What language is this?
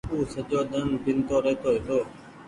Goaria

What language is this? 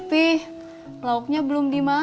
Indonesian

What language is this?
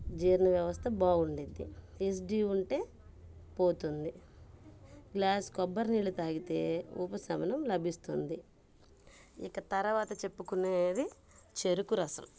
Telugu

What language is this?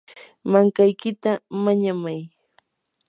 Yanahuanca Pasco Quechua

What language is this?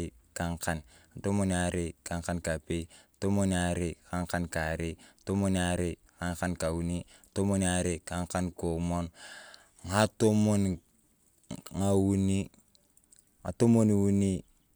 Turkana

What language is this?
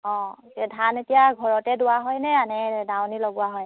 Assamese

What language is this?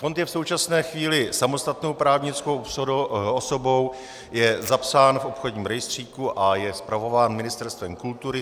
Czech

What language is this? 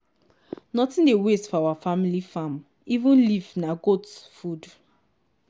Nigerian Pidgin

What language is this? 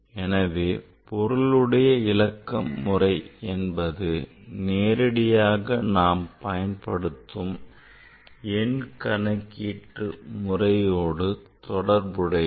Tamil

